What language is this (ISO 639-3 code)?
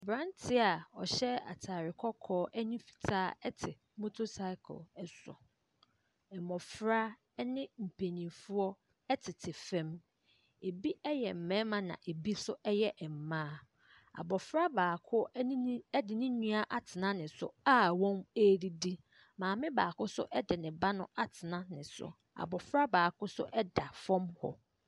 aka